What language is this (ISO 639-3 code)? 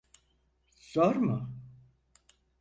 tur